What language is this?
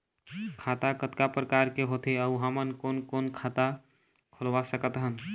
Chhattisgarhi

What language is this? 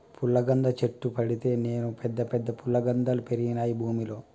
Telugu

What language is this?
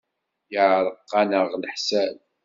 Kabyle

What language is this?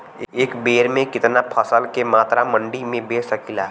Bhojpuri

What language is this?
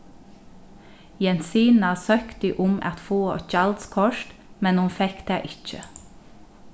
Faroese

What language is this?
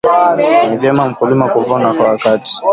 Swahili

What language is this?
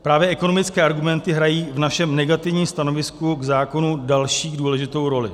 Czech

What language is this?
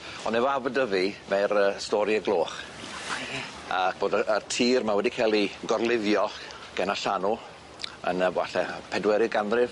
Welsh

